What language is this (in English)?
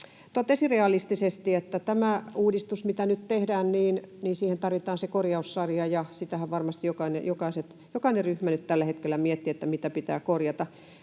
Finnish